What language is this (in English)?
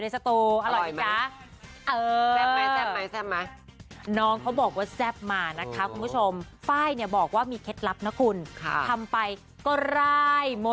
Thai